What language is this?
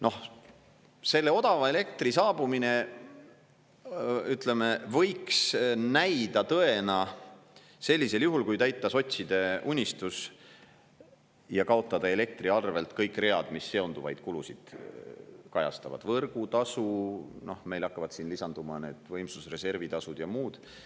Estonian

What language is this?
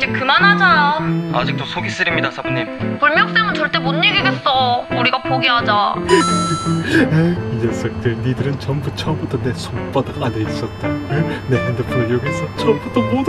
Korean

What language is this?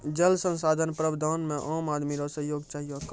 Maithili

